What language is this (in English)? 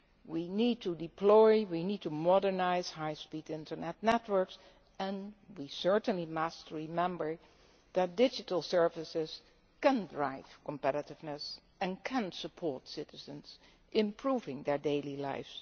English